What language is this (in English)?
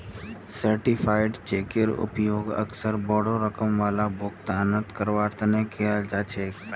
Magahi